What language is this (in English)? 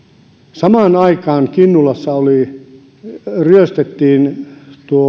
Finnish